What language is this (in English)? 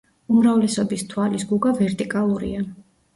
Georgian